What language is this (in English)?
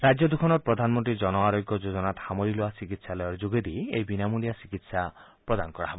Assamese